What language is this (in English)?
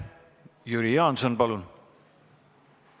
Estonian